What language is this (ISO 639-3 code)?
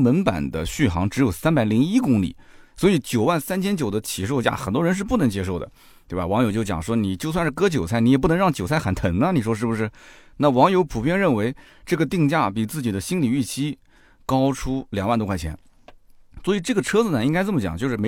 zho